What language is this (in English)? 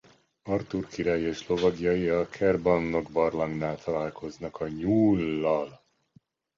Hungarian